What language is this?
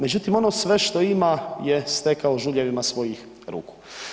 Croatian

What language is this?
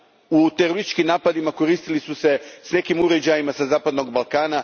Croatian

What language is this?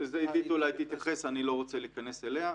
Hebrew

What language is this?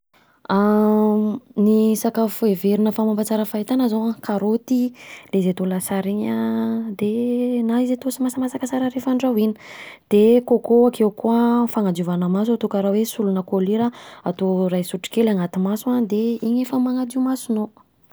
Southern Betsimisaraka Malagasy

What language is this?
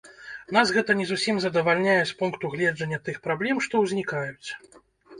Belarusian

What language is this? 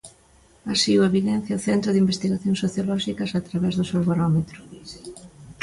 Galician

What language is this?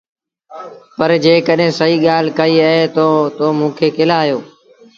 Sindhi Bhil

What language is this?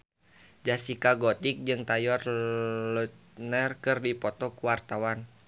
Sundanese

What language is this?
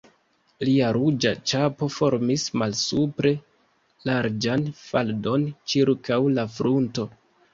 Esperanto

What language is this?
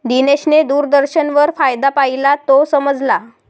Marathi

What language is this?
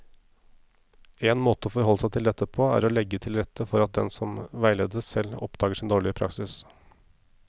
Norwegian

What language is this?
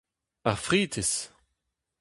Breton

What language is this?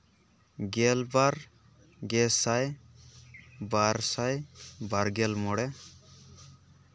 Santali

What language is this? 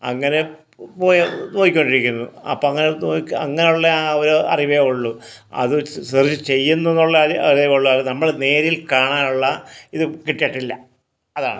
Malayalam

